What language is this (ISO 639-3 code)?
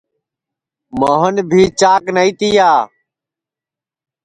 ssi